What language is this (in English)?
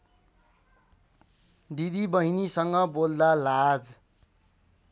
Nepali